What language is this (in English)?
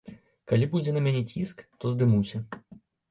Belarusian